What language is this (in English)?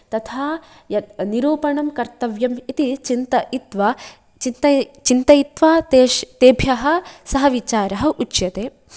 Sanskrit